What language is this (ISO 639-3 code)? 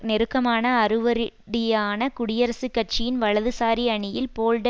tam